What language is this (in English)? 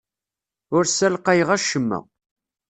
Kabyle